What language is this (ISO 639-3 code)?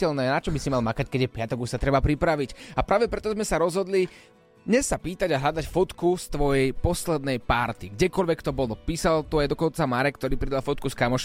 slk